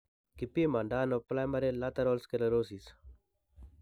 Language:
Kalenjin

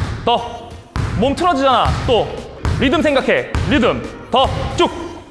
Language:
Korean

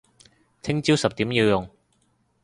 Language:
Cantonese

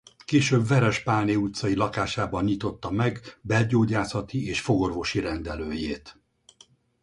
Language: Hungarian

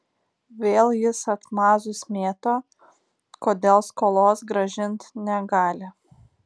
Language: Lithuanian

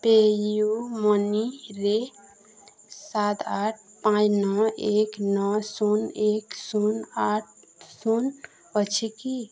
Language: Odia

